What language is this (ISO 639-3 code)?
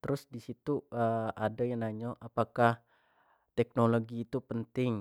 jax